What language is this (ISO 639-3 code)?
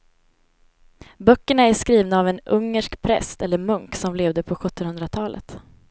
swe